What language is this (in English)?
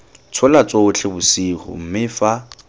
Tswana